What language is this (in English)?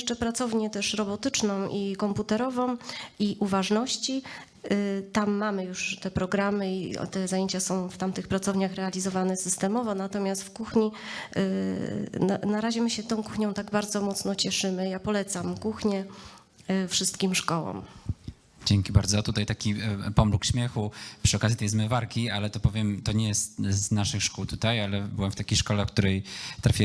Polish